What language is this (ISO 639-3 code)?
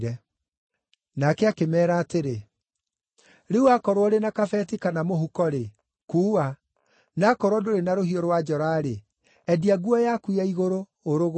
kik